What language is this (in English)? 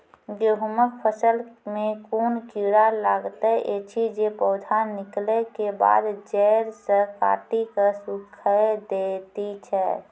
Maithili